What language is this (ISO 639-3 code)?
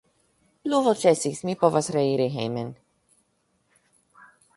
epo